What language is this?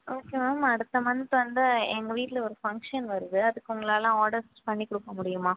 Tamil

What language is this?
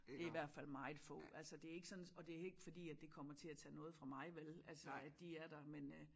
Danish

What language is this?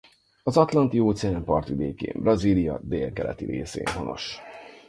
Hungarian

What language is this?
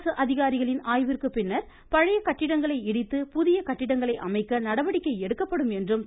Tamil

